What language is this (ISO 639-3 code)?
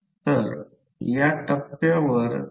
mar